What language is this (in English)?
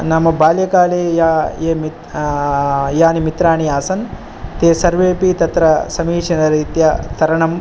Sanskrit